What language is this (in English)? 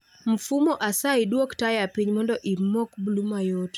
Luo (Kenya and Tanzania)